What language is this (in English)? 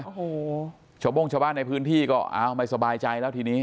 Thai